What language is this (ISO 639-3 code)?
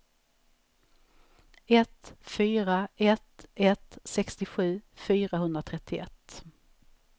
swe